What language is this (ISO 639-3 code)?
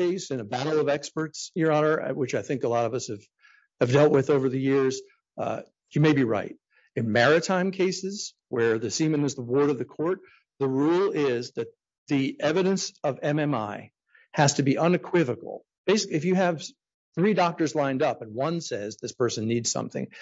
eng